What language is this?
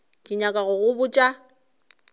Northern Sotho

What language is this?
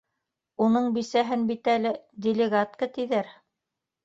Bashkir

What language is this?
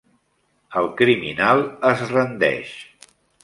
Catalan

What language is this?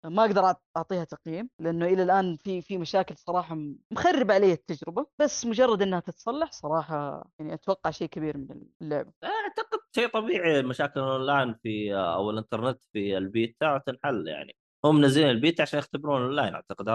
Arabic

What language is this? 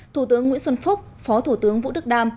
Vietnamese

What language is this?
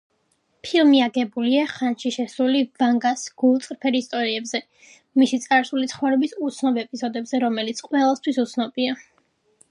Georgian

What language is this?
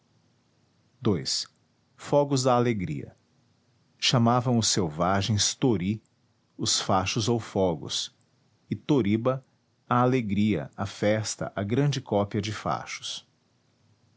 Portuguese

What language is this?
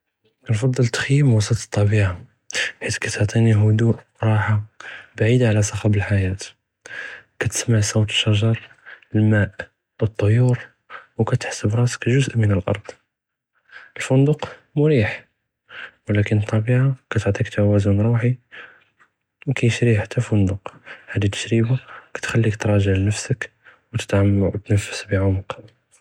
Judeo-Arabic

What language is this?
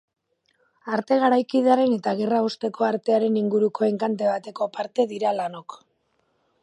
Basque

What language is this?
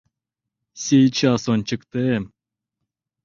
Mari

